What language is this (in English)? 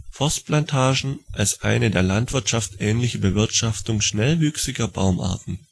German